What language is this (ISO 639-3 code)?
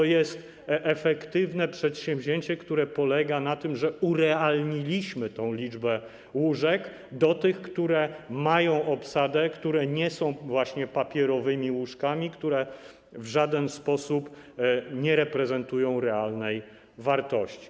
pol